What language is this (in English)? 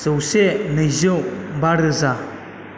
Bodo